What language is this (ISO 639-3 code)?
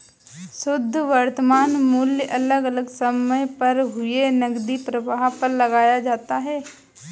hin